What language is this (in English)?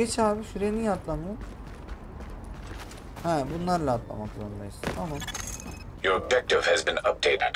Turkish